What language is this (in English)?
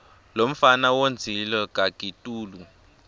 Swati